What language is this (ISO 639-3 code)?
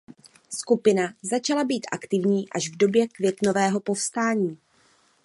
ces